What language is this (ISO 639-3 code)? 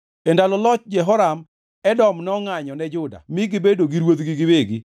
luo